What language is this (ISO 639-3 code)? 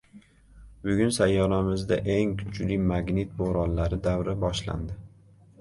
uzb